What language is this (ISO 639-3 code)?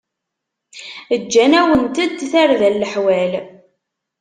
kab